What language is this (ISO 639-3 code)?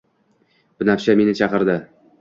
uzb